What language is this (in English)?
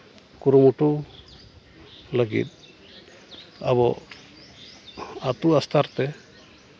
Santali